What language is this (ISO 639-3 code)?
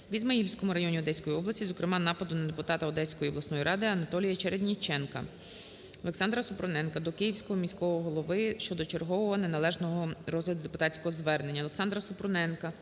ukr